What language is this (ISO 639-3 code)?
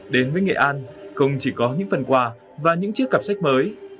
vie